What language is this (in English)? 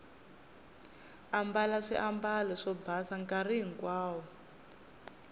Tsonga